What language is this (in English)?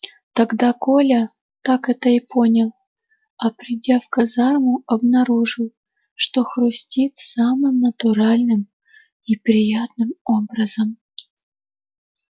Russian